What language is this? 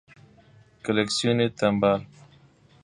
Persian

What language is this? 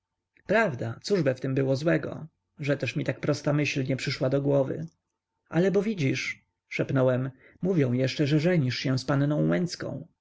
Polish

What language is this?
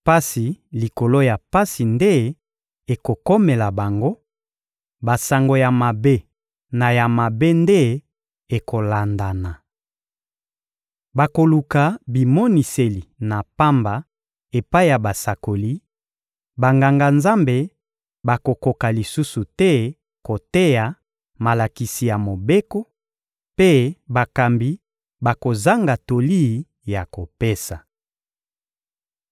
Lingala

